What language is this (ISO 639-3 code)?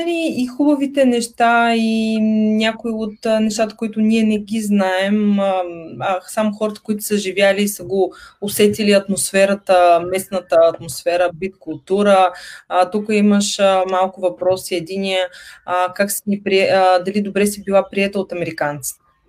bul